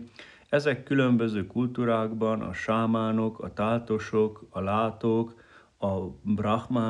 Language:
Hungarian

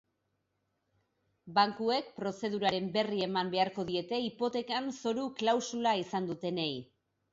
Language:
Basque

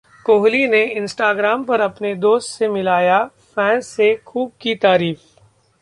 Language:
Hindi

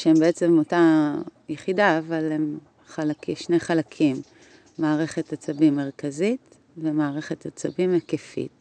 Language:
Hebrew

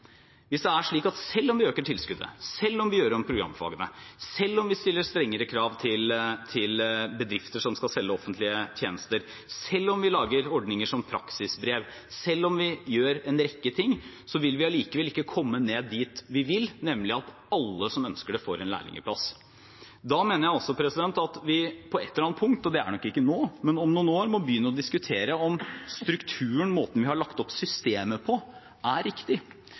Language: Norwegian Bokmål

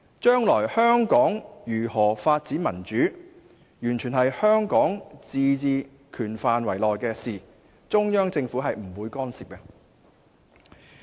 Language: Cantonese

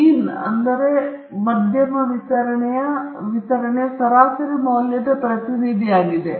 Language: Kannada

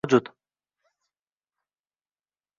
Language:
Uzbek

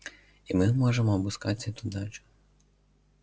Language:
Russian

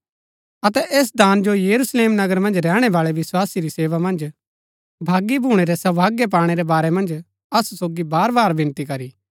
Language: Gaddi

